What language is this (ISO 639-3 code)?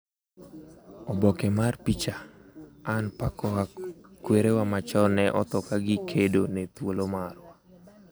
luo